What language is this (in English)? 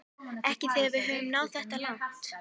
Icelandic